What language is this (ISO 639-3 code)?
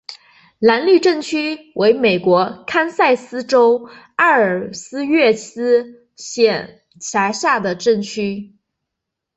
zho